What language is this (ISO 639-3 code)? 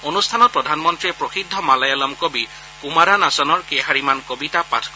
asm